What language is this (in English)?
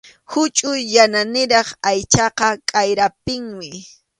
Arequipa-La Unión Quechua